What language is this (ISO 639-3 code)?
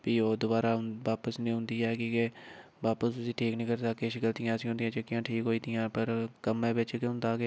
doi